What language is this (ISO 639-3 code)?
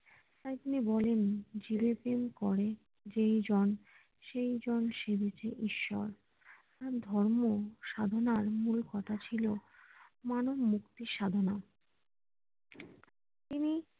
ben